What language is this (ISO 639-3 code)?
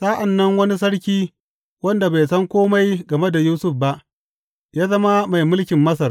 hau